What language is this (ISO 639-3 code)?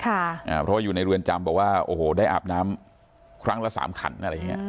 tha